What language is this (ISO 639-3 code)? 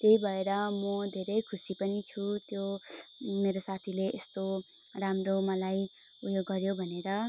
nep